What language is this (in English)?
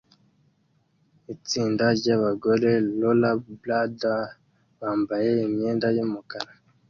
Kinyarwanda